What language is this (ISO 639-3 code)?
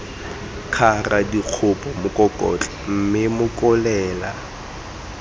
tsn